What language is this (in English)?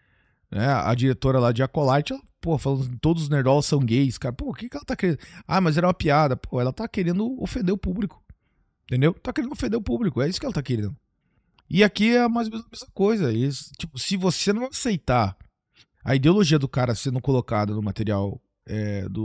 Portuguese